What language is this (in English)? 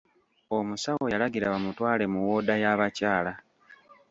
Ganda